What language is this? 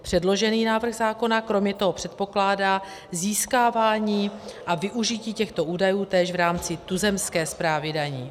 Czech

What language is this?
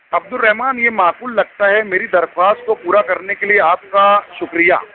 Urdu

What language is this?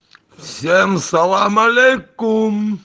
Russian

